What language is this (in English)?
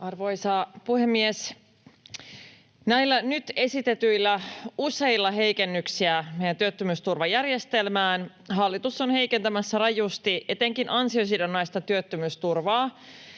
Finnish